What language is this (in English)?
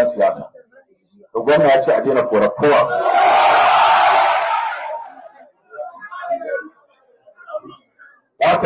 Arabic